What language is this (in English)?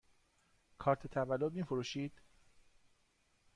Persian